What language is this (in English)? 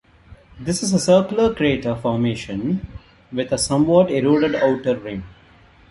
English